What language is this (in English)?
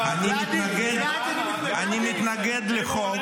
Hebrew